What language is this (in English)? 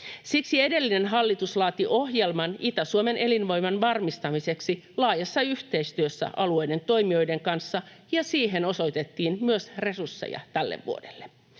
Finnish